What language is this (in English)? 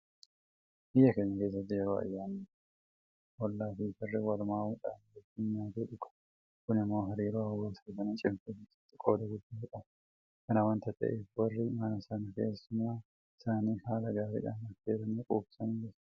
Oromo